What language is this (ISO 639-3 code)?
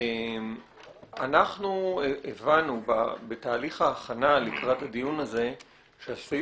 heb